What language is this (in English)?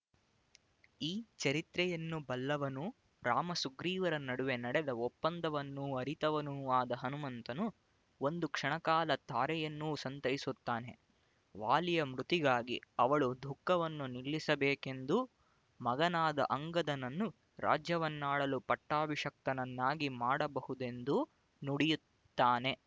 Kannada